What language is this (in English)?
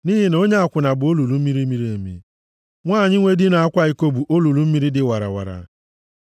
Igbo